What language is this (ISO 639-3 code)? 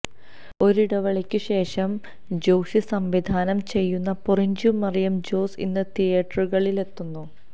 mal